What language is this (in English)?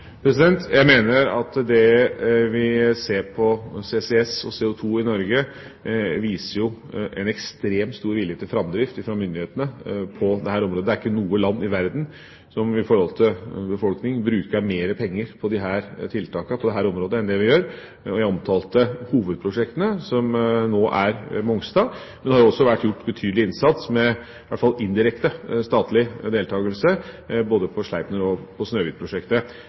Norwegian Bokmål